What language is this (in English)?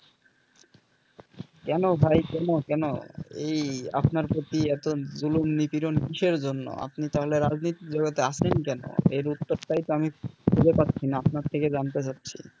Bangla